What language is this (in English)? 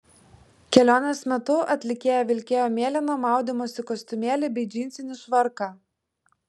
Lithuanian